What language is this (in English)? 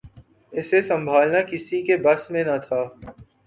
Urdu